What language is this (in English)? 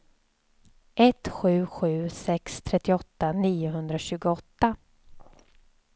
Swedish